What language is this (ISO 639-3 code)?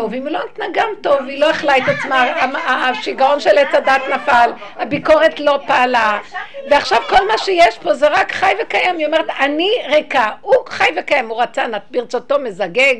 heb